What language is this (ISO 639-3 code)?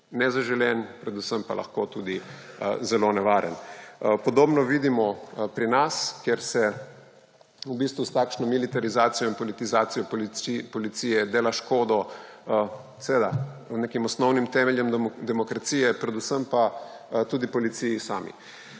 slv